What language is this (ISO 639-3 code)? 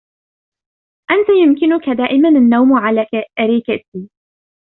ara